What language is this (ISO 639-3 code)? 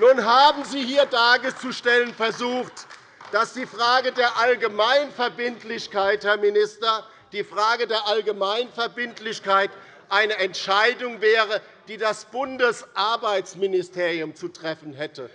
deu